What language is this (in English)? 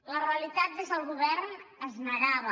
Catalan